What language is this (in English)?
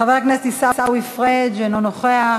Hebrew